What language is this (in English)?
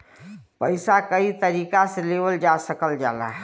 Bhojpuri